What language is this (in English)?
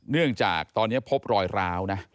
Thai